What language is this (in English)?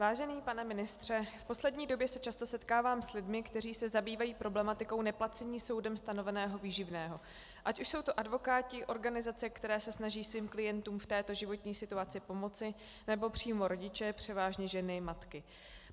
Czech